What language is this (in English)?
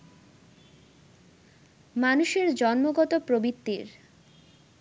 Bangla